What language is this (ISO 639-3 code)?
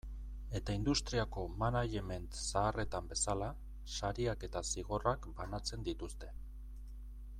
eus